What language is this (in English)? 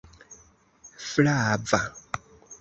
Esperanto